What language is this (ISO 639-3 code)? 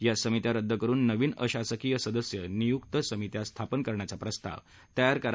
mar